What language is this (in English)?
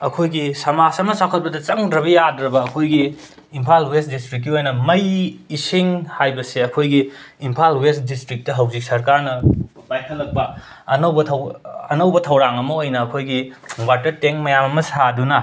Manipuri